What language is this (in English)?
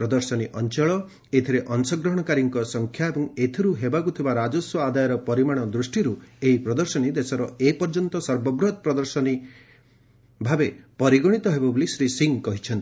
Odia